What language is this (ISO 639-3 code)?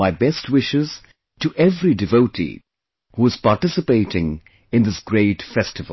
eng